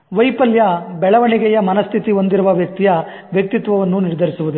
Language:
Kannada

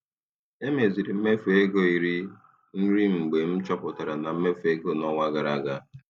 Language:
Igbo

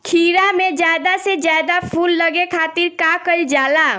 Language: Bhojpuri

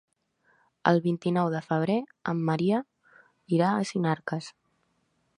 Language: Catalan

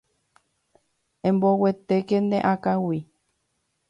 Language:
Guarani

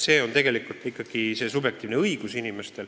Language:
Estonian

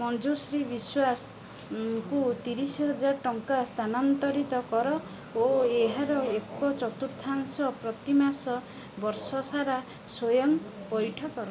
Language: Odia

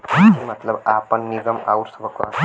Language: Bhojpuri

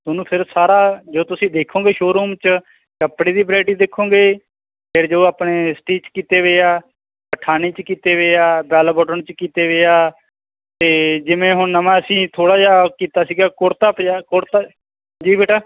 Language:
Punjabi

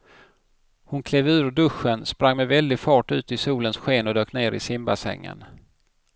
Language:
Swedish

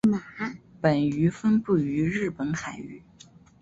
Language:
Chinese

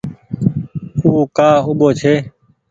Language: Goaria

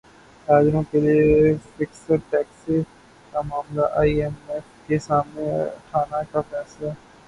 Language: Urdu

